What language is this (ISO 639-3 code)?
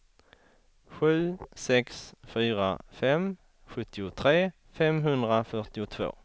swe